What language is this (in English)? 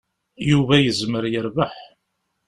Kabyle